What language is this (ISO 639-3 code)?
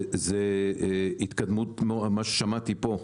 heb